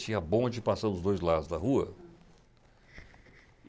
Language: Portuguese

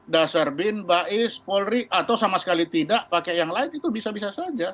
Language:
Indonesian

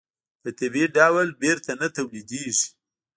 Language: Pashto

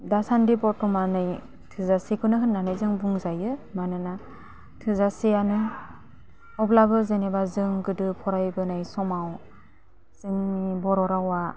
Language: Bodo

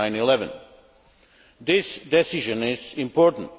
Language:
English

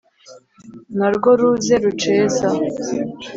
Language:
Kinyarwanda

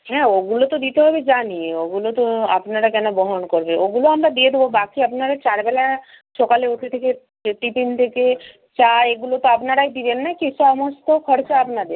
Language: Bangla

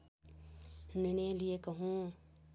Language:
Nepali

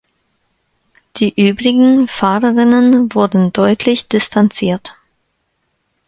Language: German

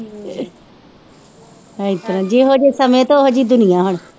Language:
Punjabi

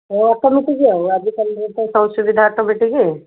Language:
Odia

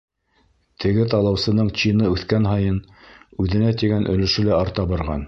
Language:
Bashkir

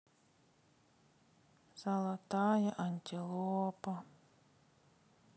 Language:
Russian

